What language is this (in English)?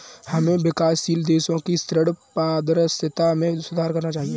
Hindi